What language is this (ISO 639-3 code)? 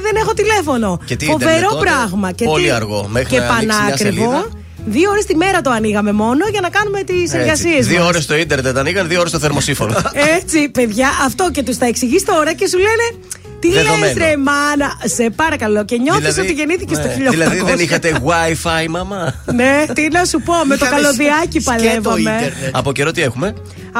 ell